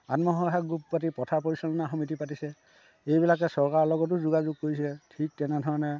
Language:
Assamese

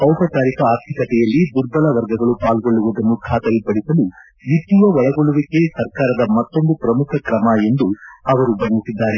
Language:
Kannada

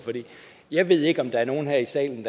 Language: Danish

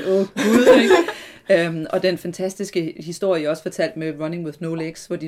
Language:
Danish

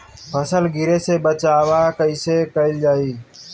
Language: Bhojpuri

